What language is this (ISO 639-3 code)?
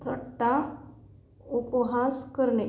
mar